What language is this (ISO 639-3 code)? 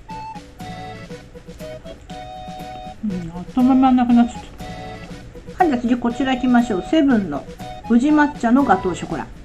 jpn